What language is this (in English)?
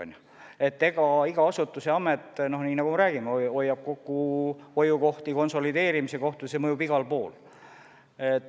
Estonian